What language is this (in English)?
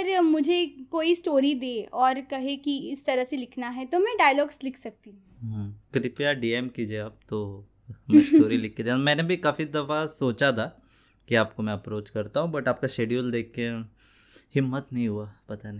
Hindi